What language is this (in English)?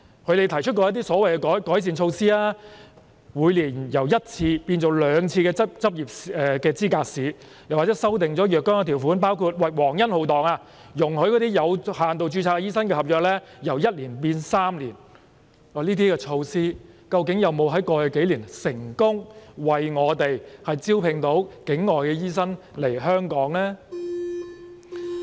Cantonese